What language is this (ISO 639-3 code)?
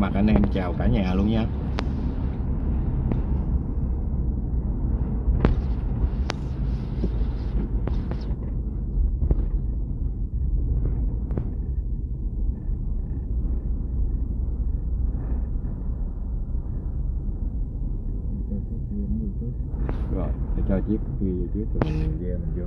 vie